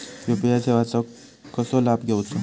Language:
Marathi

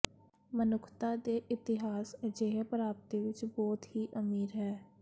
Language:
Punjabi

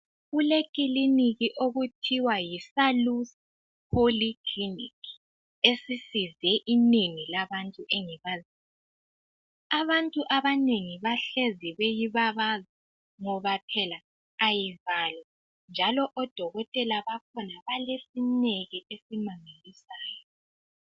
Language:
North Ndebele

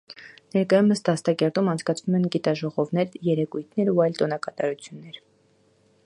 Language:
Armenian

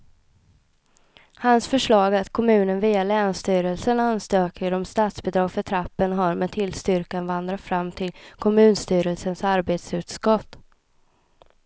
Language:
Swedish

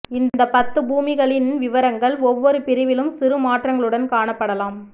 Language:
Tamil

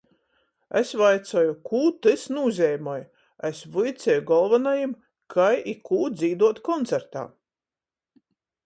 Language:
Latgalian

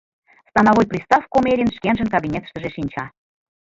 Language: Mari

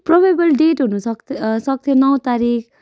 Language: Nepali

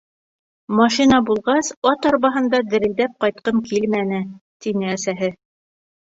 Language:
Bashkir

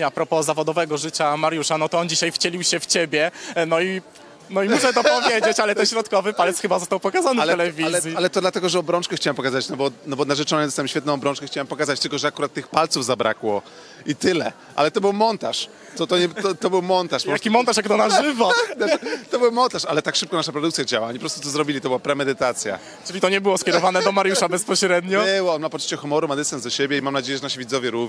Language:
Polish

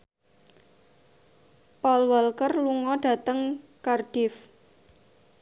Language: Javanese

